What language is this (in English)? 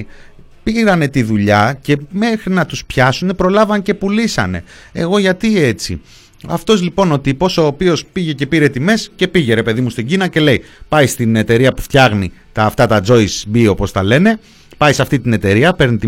Greek